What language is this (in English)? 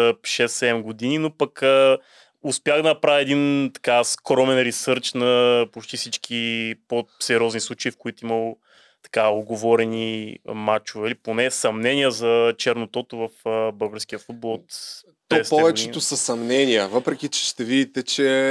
Bulgarian